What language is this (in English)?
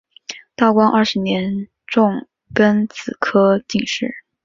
Chinese